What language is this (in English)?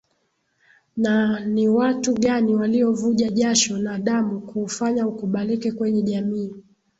Swahili